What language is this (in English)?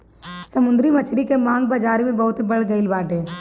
Bhojpuri